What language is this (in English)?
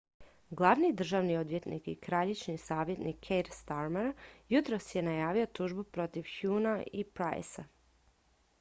Croatian